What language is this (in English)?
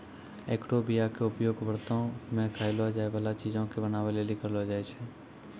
Maithili